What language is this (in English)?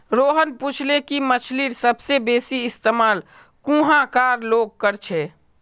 Magahi